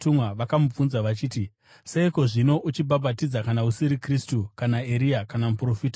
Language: Shona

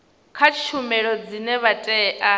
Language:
Venda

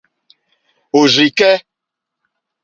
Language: Mokpwe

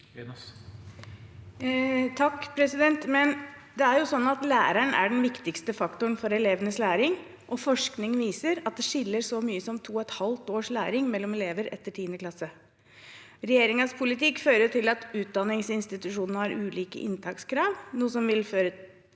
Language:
Norwegian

